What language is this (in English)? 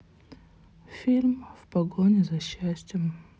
Russian